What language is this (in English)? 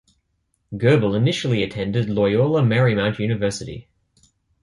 English